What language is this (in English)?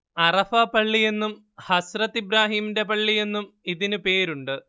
Malayalam